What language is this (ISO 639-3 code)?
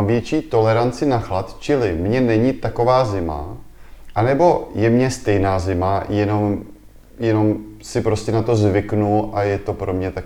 ces